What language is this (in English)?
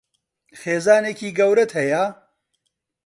Central Kurdish